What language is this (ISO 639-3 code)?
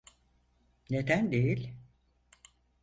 tur